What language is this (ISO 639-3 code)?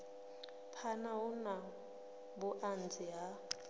ven